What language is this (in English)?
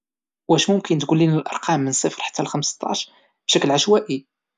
Moroccan Arabic